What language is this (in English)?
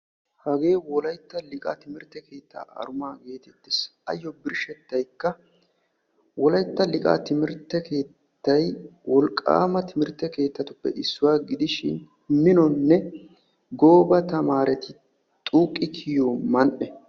Wolaytta